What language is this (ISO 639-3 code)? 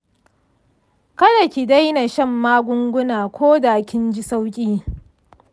hau